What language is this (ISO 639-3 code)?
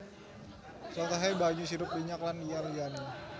jav